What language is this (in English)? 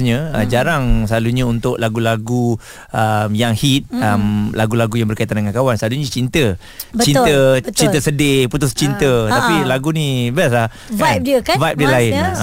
Malay